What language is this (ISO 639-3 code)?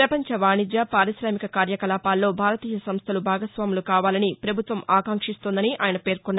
tel